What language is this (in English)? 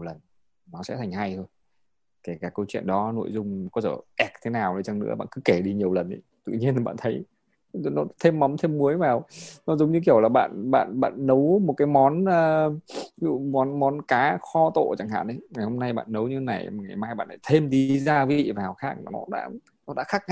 Vietnamese